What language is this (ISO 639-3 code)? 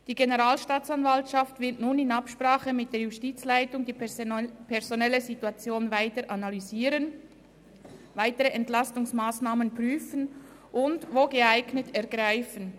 gsw